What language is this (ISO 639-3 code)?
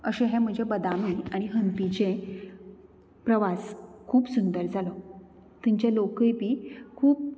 kok